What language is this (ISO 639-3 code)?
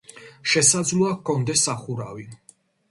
kat